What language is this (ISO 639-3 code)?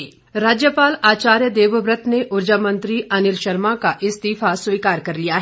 hin